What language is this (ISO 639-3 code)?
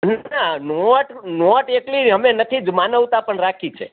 guj